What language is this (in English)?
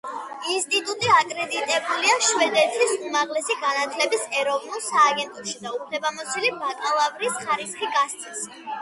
Georgian